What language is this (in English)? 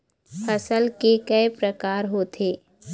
Chhattisgarhi